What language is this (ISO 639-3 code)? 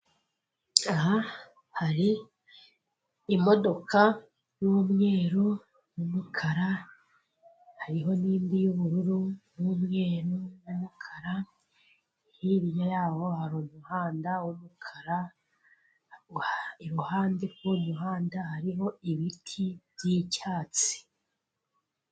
kin